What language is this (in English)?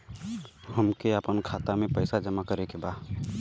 Bhojpuri